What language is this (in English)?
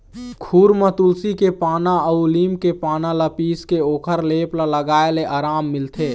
Chhattisgarhi